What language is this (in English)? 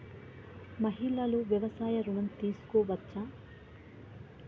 Telugu